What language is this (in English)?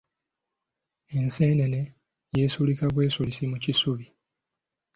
Ganda